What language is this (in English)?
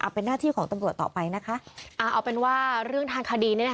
Thai